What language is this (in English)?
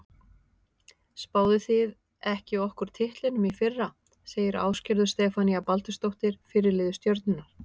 Icelandic